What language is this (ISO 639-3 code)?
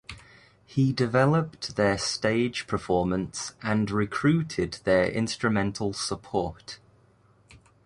eng